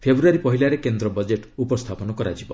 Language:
Odia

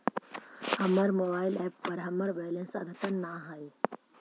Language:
Magahi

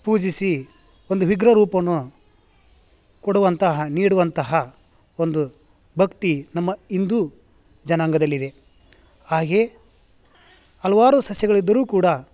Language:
Kannada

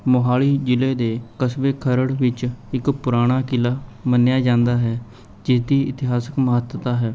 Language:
Punjabi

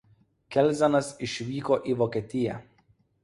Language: Lithuanian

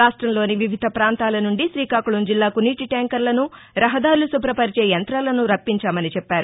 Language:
Telugu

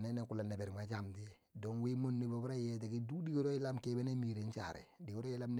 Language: Bangwinji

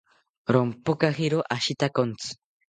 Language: South Ucayali Ashéninka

